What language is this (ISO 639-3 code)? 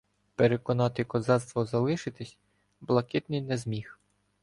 ukr